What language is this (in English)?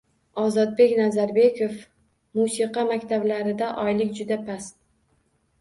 Uzbek